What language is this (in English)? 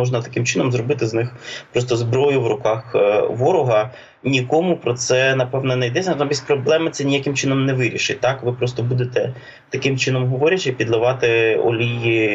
Ukrainian